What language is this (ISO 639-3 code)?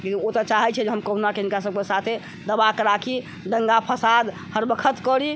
mai